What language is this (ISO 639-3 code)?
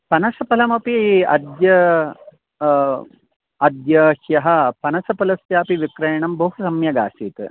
san